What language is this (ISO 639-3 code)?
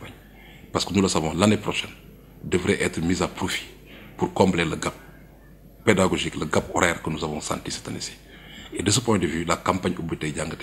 fra